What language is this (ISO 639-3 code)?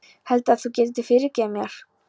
isl